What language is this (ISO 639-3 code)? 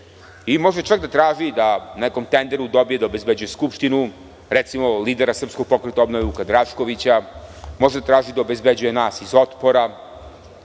srp